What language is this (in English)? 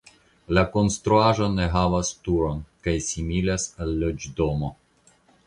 Esperanto